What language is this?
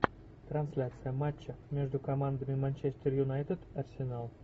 Russian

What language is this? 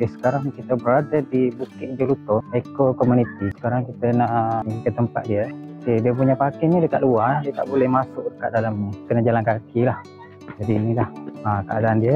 Malay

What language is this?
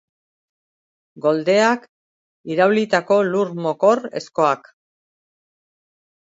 Basque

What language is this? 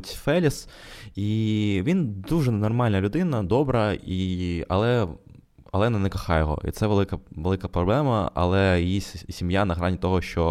Ukrainian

